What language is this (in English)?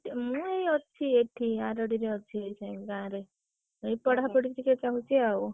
Odia